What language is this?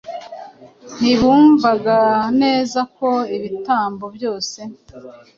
Kinyarwanda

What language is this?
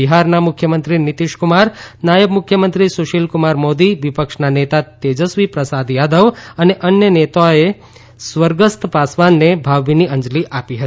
Gujarati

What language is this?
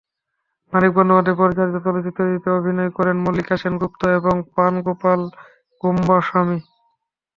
Bangla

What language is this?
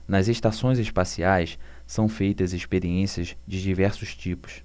Portuguese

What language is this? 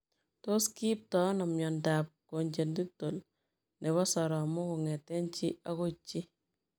Kalenjin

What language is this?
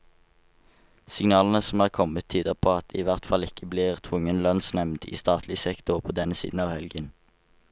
Norwegian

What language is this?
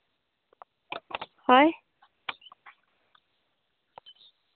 Santali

